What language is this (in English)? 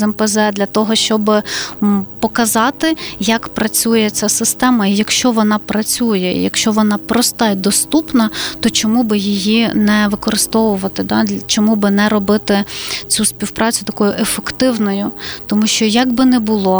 Ukrainian